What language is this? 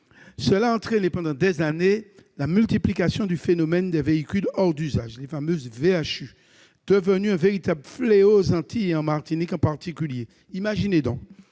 French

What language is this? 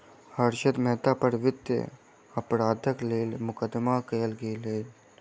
Maithili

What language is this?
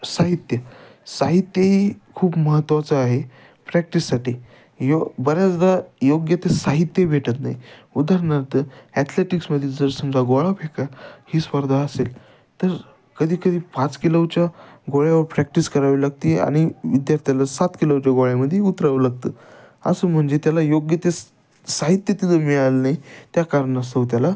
Marathi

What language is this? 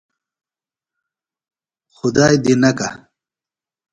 Phalura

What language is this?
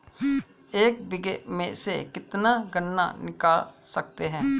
Hindi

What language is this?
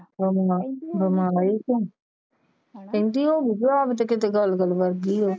Punjabi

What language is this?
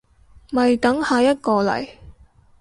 Cantonese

